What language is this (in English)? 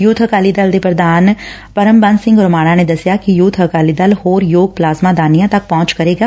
Punjabi